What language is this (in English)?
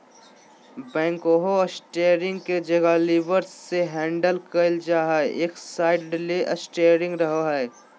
Magahi